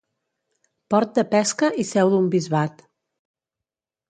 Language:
Catalan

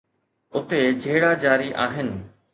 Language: Sindhi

